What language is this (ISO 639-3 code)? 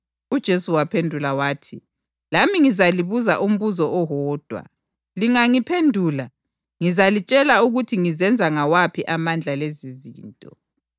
nde